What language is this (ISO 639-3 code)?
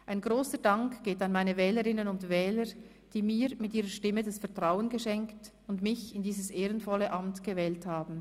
gsw